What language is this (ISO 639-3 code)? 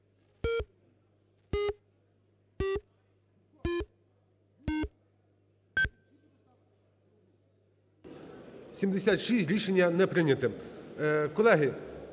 ukr